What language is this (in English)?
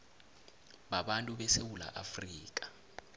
South Ndebele